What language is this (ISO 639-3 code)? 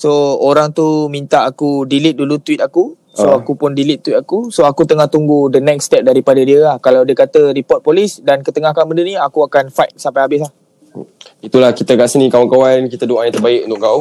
msa